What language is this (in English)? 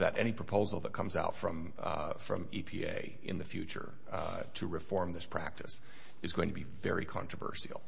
English